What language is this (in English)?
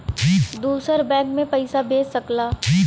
Bhojpuri